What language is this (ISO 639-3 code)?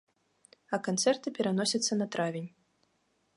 bel